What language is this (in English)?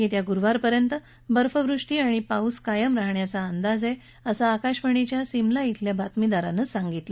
Marathi